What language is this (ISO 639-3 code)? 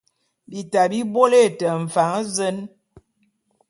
bum